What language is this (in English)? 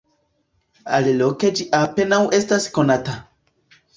Esperanto